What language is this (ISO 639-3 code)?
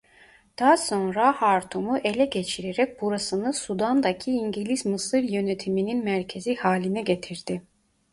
tur